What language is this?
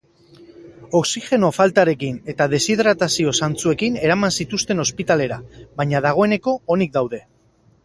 Basque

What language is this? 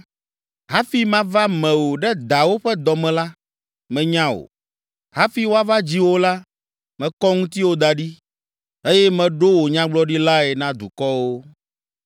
Ewe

